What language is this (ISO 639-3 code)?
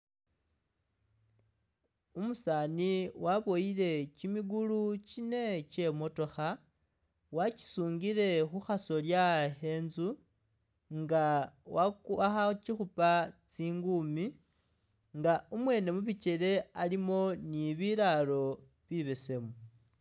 myx